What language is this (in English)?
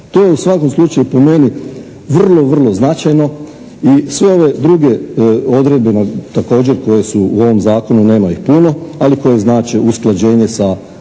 Croatian